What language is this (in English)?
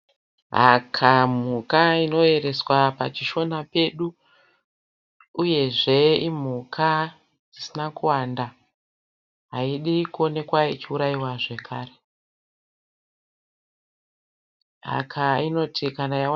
Shona